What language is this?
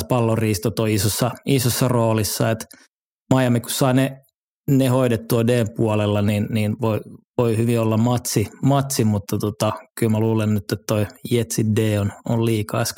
Finnish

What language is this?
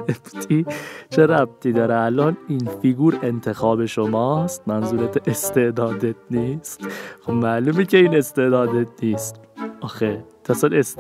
Persian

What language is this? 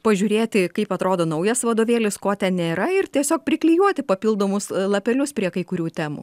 Lithuanian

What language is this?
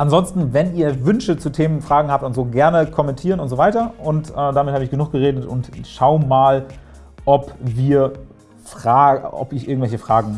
German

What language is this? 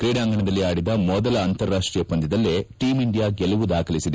Kannada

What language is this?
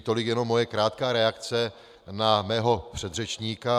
Czech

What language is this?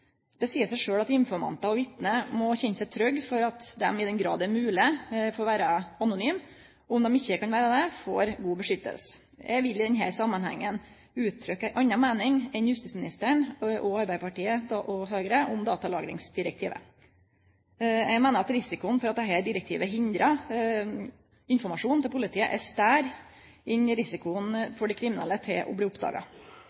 Norwegian Nynorsk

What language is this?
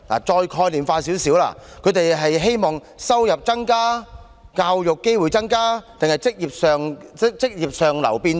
Cantonese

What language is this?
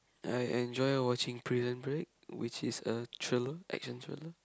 English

